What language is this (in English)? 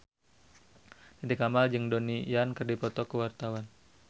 Sundanese